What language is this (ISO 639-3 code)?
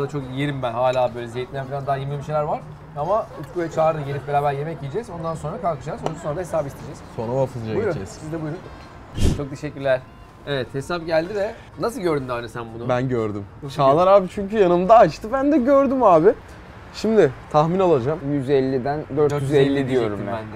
tur